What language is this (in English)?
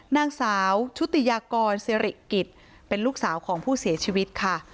Thai